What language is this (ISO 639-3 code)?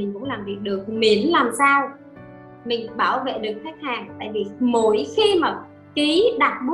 vie